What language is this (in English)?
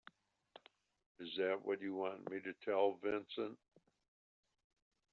English